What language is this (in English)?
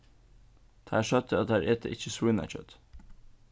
Faroese